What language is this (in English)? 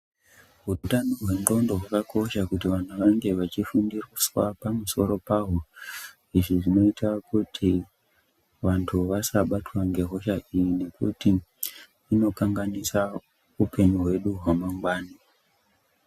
Ndau